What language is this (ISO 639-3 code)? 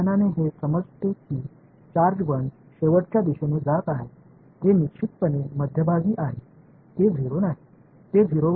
tam